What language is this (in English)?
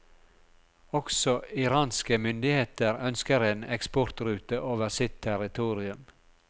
Norwegian